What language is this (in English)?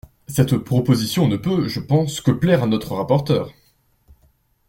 French